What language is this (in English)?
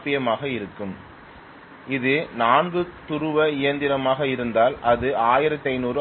Tamil